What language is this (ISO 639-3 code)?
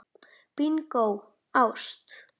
isl